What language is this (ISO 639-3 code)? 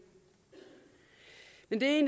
dan